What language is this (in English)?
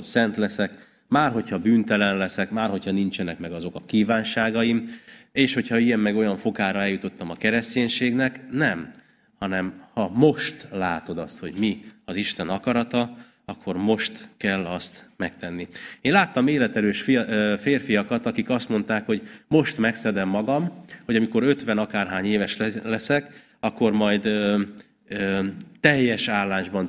Hungarian